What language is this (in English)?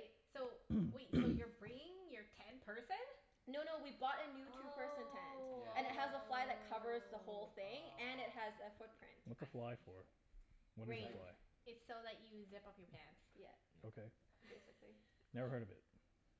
English